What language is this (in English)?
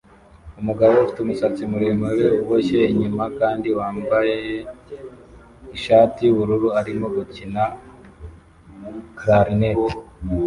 Kinyarwanda